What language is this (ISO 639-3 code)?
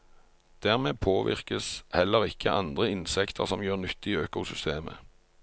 nor